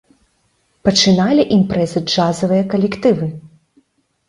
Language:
Belarusian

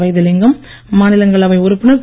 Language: Tamil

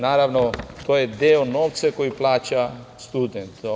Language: Serbian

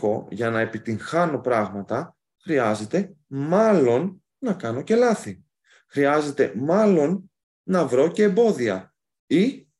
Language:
Greek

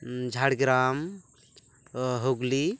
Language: Santali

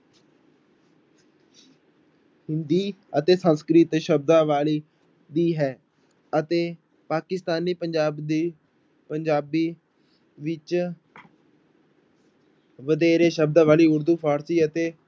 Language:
Punjabi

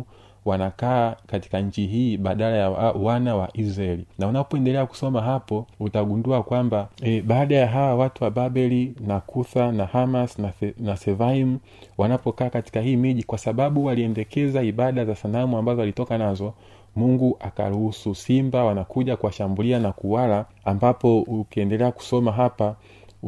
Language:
Swahili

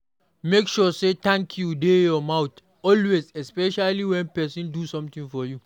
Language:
Nigerian Pidgin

